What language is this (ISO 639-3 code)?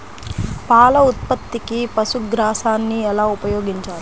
tel